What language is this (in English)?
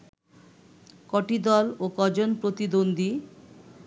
Bangla